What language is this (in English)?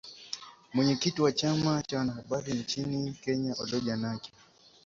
Swahili